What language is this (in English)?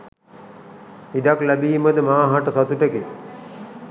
Sinhala